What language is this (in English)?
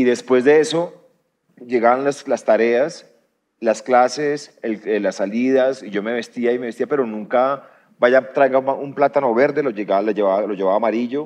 Spanish